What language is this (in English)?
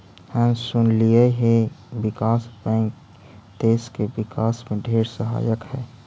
Magahi